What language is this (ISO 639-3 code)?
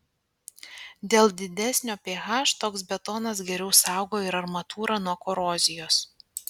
lit